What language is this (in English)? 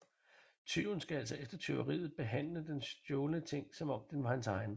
Danish